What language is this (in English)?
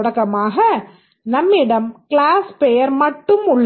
Tamil